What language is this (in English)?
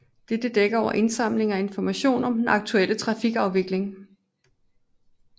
Danish